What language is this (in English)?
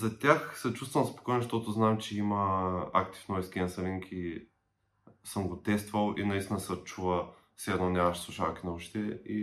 Bulgarian